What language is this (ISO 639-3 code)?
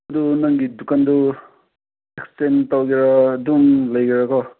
mni